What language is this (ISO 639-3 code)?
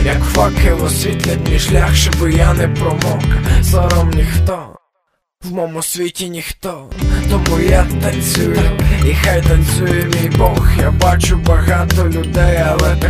ukr